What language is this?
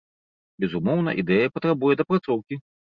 Belarusian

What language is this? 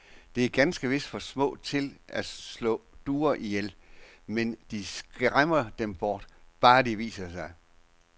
Danish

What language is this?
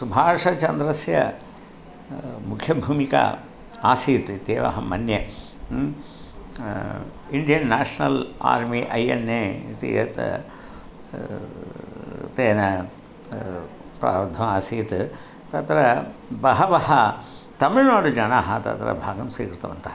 Sanskrit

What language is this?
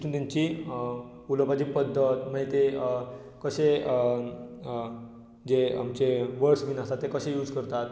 Konkani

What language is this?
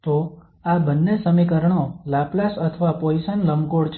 Gujarati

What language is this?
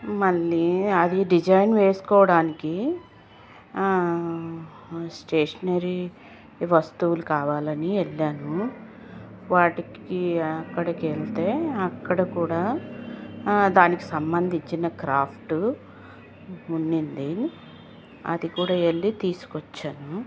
Telugu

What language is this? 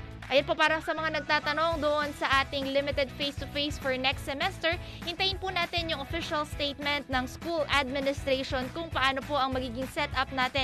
Filipino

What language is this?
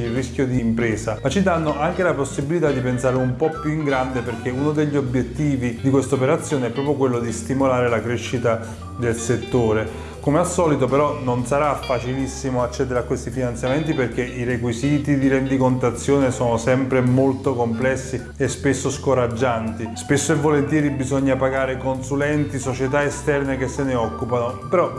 Italian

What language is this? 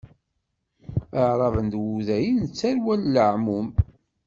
Kabyle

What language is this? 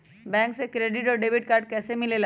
Magahi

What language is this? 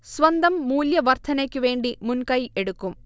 Malayalam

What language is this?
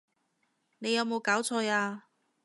Cantonese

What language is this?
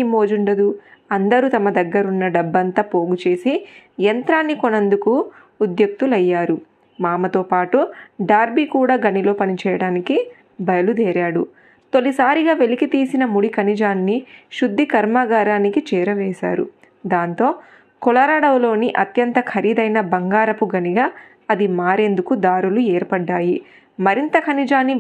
Telugu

